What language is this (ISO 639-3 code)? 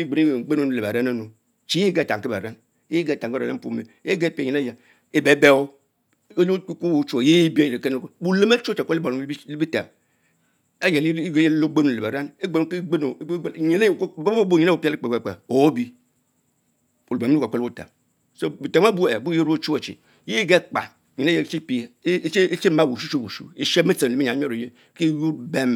mfo